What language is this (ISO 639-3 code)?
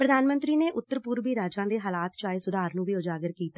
pan